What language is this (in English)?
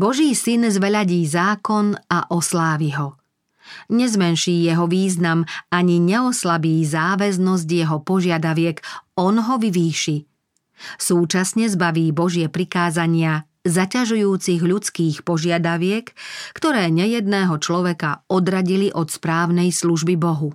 Slovak